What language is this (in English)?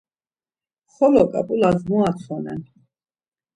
Laz